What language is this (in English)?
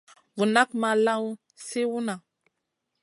Masana